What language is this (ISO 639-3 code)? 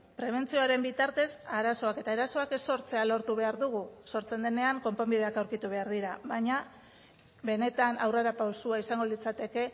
eus